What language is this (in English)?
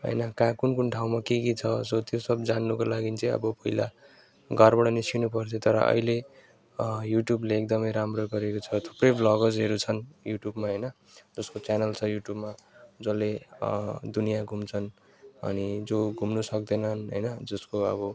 Nepali